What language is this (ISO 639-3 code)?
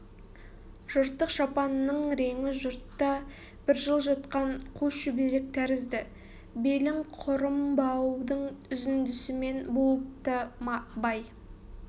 kaz